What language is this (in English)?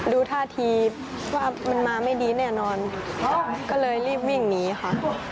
Thai